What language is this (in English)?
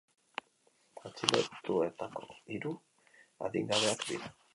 Basque